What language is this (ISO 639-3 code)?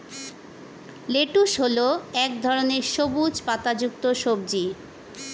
ben